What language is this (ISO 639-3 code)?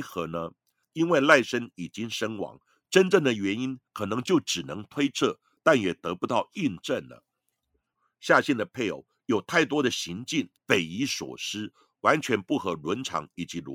zho